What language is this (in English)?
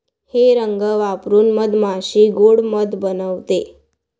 Marathi